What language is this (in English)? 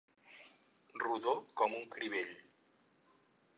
Catalan